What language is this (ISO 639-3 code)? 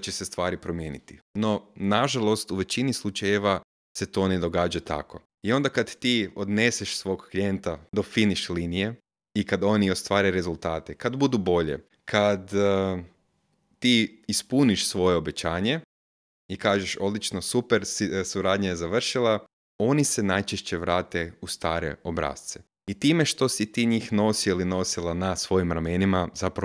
hrv